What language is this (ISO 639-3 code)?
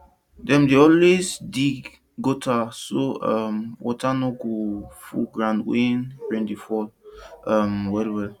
pcm